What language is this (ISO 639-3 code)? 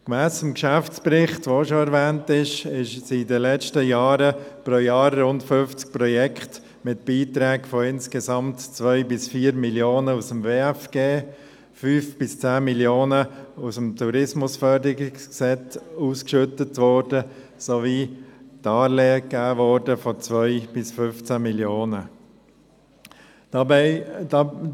gsw